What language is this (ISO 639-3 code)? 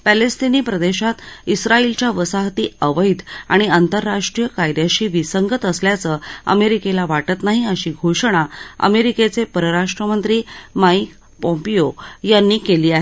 mar